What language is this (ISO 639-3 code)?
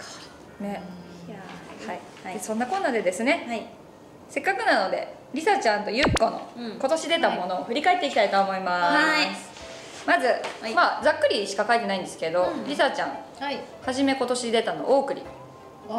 jpn